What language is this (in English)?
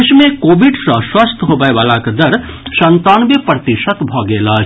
Maithili